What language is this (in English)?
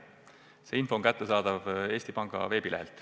Estonian